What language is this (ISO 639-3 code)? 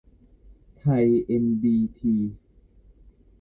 tha